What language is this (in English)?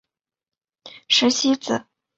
Chinese